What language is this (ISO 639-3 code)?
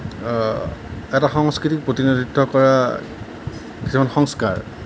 asm